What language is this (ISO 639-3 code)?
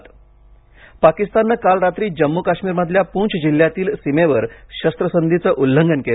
mar